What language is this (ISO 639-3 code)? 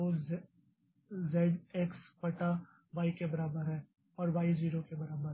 hin